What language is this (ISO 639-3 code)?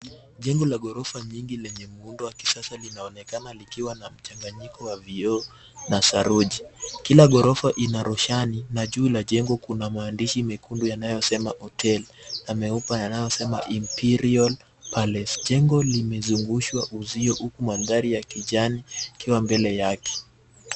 swa